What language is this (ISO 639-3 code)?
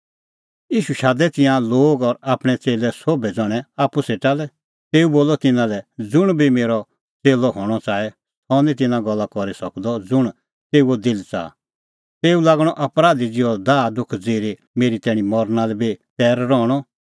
kfx